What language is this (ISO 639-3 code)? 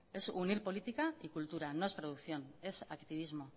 spa